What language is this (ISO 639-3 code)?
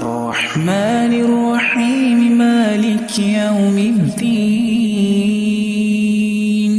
ara